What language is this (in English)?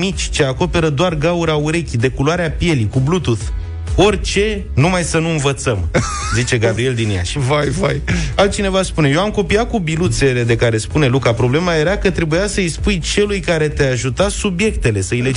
Romanian